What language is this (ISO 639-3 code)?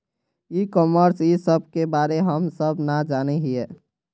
mag